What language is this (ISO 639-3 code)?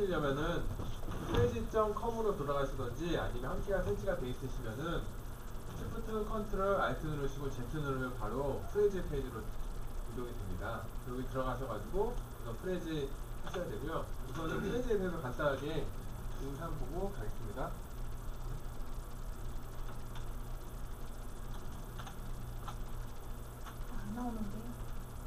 kor